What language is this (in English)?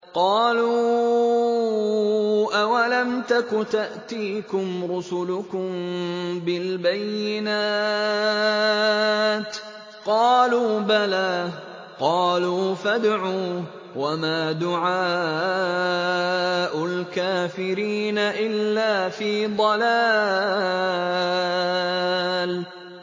Arabic